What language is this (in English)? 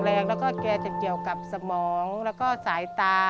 Thai